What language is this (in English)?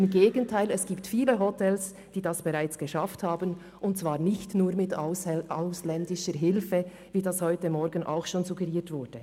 Swiss German